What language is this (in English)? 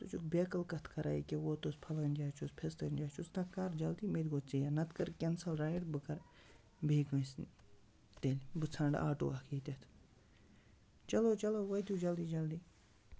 Kashmiri